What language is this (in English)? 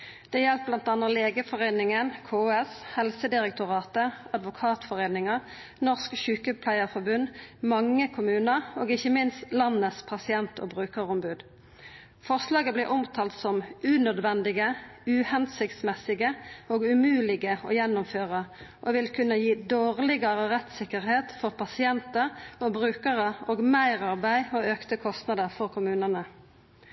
Norwegian Nynorsk